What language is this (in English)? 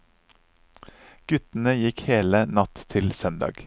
Norwegian